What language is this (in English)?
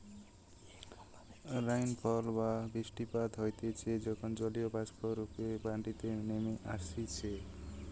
Bangla